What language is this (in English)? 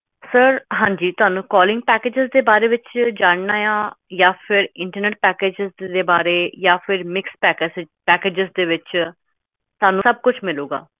Punjabi